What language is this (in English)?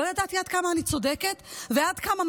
Hebrew